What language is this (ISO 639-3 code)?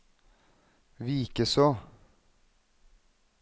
nor